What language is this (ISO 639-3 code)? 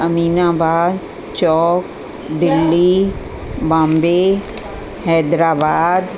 snd